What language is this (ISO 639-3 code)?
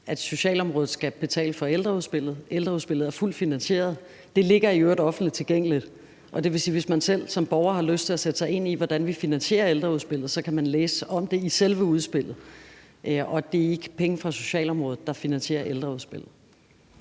dan